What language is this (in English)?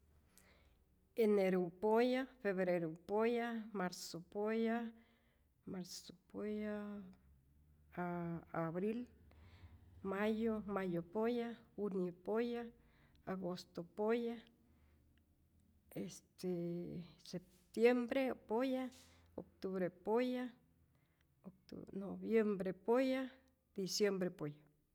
Rayón Zoque